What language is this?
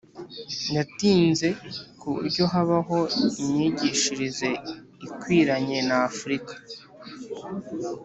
Kinyarwanda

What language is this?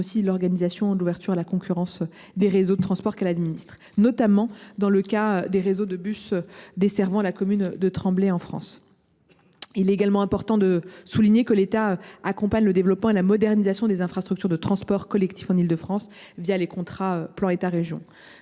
French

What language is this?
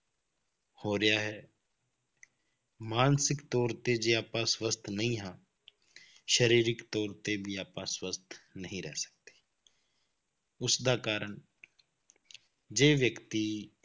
Punjabi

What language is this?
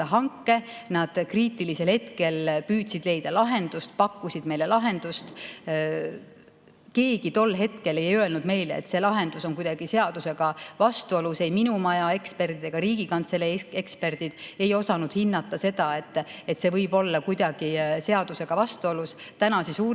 Estonian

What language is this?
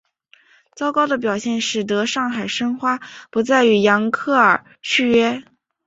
Chinese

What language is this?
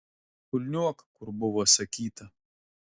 Lithuanian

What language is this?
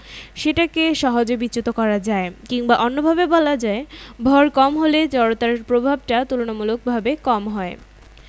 Bangla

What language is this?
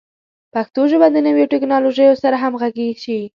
Pashto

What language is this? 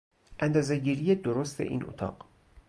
Persian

